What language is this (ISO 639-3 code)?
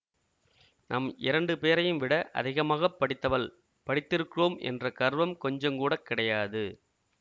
tam